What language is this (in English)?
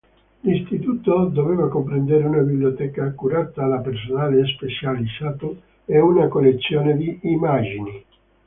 Italian